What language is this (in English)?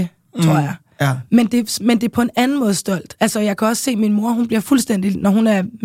Danish